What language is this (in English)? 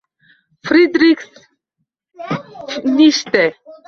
Uzbek